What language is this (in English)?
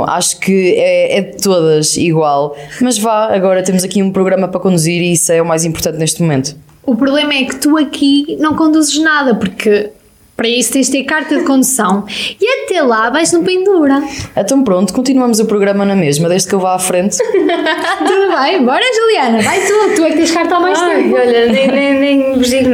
Portuguese